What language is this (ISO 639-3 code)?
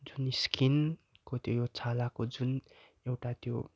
nep